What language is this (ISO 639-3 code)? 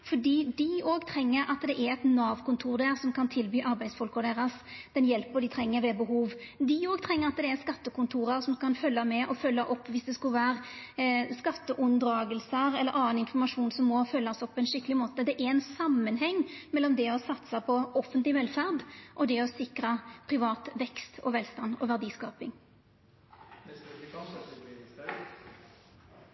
nno